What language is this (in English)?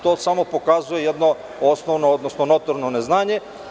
Serbian